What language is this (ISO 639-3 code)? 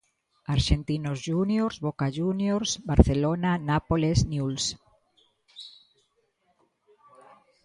glg